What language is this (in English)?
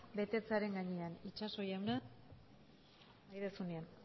Basque